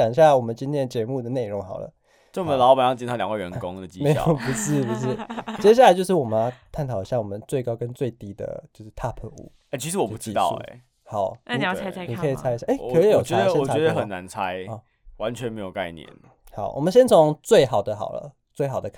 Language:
Chinese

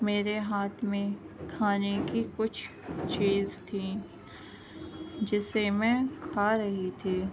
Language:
Urdu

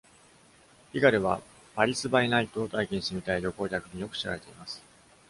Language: Japanese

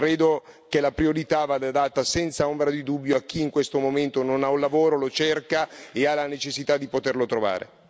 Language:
Italian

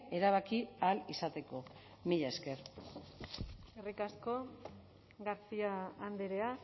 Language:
Basque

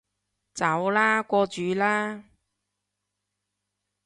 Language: Cantonese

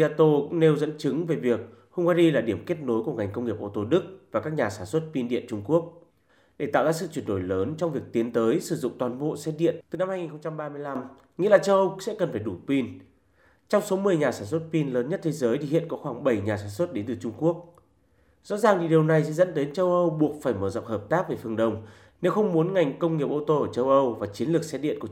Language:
Vietnamese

